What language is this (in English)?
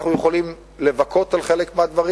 Hebrew